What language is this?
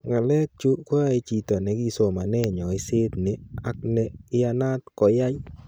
Kalenjin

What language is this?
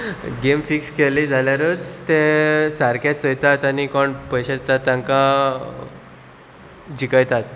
Konkani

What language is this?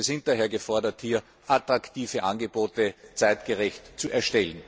German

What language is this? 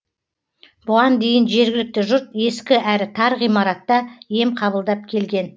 Kazakh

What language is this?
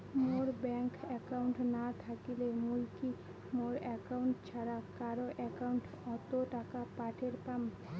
Bangla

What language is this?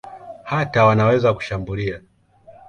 Swahili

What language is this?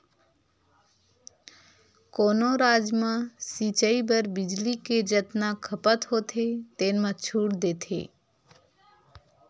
Chhattisgarhi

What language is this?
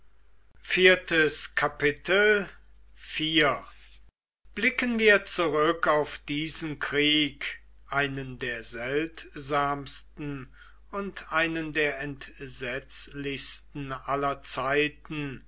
German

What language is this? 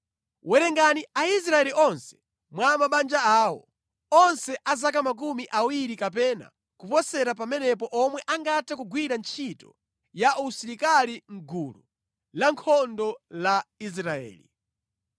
Nyanja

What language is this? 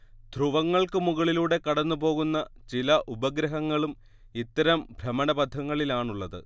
Malayalam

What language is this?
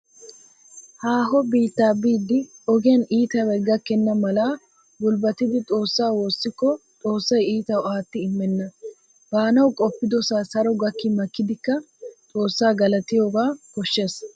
Wolaytta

